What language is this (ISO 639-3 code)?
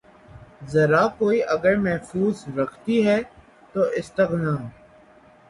urd